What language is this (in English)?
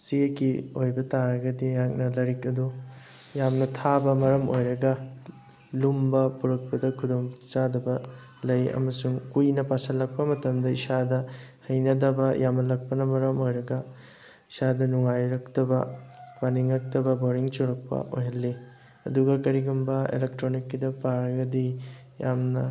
Manipuri